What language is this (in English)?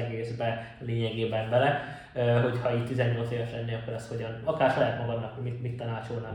Hungarian